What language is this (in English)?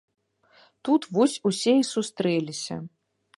Belarusian